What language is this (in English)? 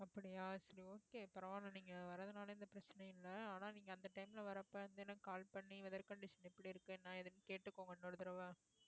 Tamil